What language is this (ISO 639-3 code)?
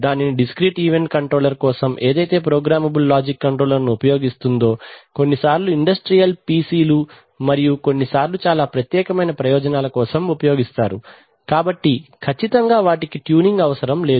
tel